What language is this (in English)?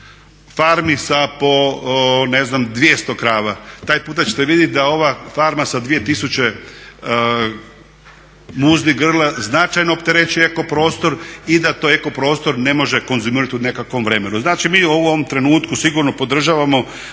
Croatian